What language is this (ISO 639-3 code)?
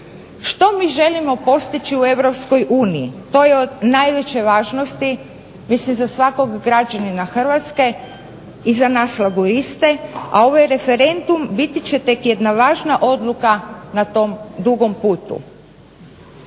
hrv